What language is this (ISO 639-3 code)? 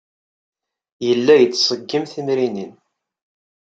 kab